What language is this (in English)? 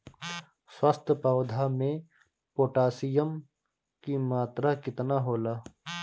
Bhojpuri